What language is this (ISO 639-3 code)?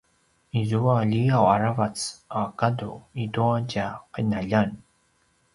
pwn